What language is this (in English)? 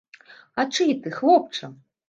Belarusian